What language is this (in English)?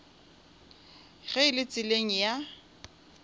Northern Sotho